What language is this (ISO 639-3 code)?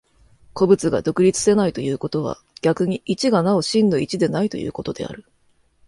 jpn